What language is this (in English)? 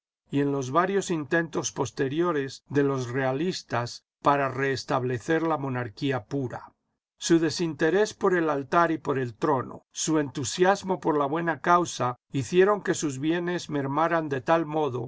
Spanish